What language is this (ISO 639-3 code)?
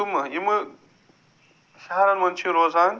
kas